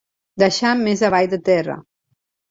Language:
Catalan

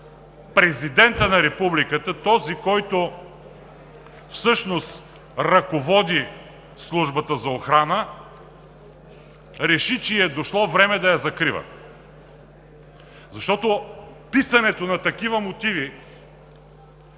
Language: Bulgarian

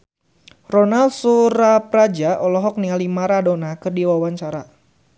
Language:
Sundanese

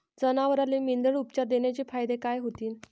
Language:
Marathi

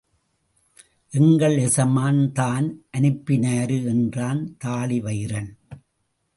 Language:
Tamil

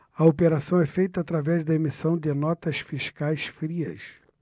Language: Portuguese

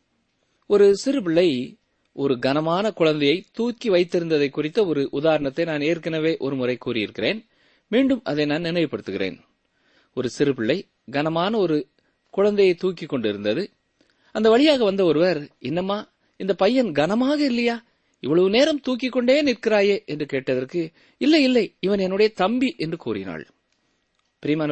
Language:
Tamil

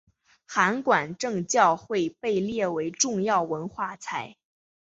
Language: Chinese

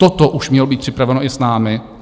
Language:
Czech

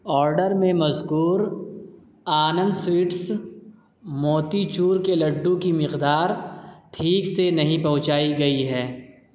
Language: Urdu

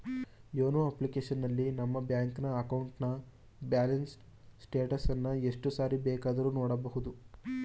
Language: Kannada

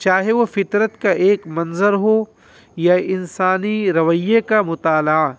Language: Urdu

